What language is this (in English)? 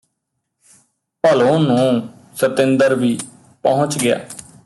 Punjabi